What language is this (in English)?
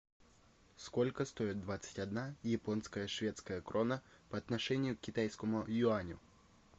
Russian